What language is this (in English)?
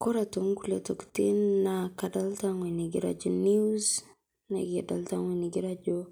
Masai